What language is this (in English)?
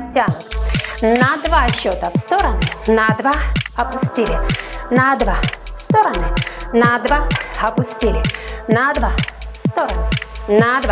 Russian